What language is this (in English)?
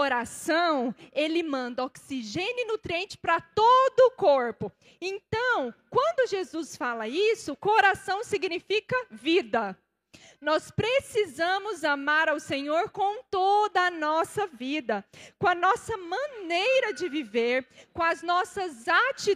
Portuguese